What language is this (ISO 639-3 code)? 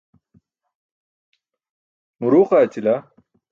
bsk